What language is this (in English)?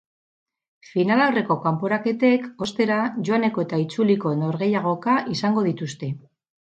Basque